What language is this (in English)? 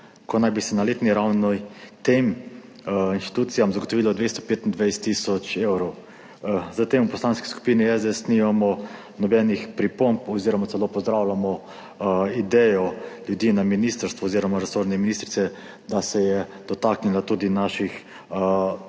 Slovenian